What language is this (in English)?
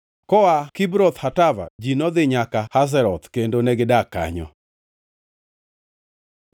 Luo (Kenya and Tanzania)